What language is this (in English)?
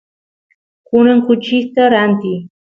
Santiago del Estero Quichua